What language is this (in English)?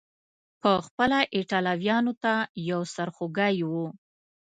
Pashto